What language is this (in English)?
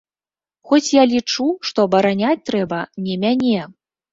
Belarusian